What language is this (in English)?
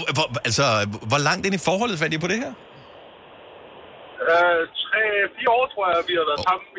Danish